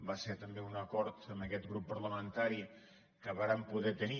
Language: Catalan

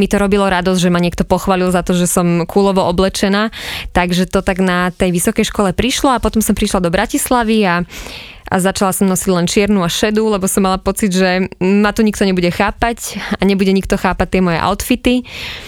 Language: Slovak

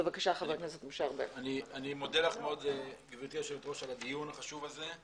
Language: Hebrew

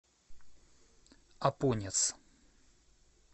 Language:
Russian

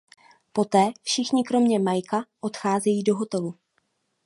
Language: Czech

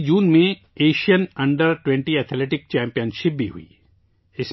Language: Urdu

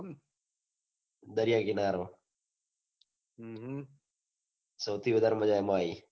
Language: Gujarati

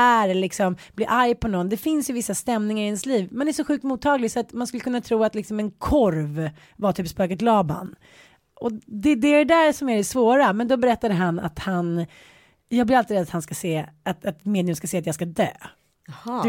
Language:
Swedish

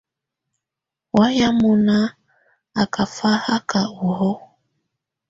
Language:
Tunen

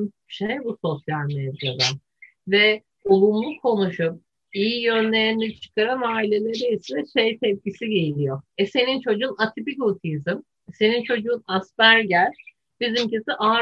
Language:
Turkish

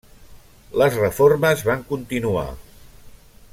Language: Catalan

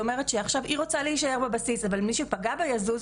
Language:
Hebrew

